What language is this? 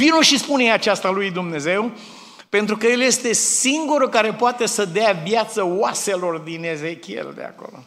Romanian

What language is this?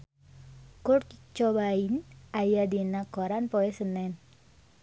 Sundanese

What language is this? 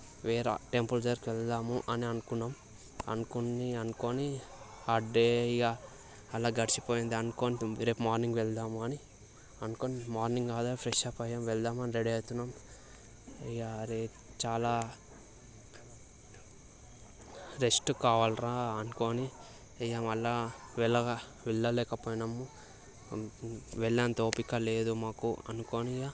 Telugu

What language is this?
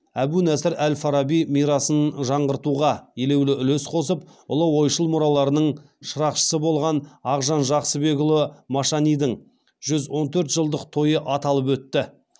Kazakh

